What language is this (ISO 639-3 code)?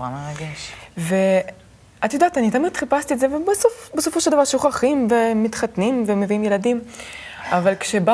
heb